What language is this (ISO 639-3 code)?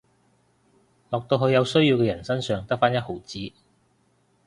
yue